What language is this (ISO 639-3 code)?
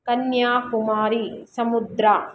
kan